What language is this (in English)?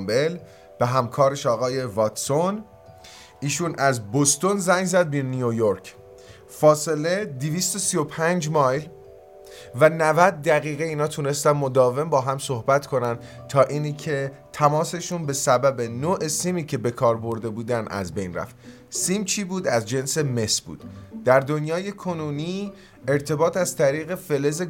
Persian